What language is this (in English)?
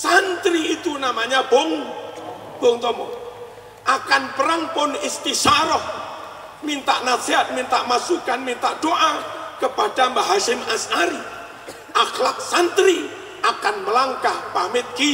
Indonesian